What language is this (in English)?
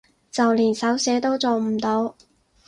Cantonese